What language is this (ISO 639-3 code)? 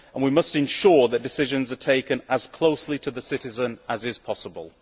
eng